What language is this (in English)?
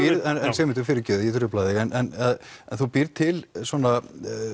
Icelandic